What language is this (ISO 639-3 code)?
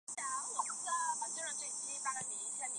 zho